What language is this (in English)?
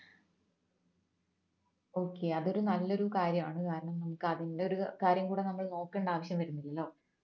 Malayalam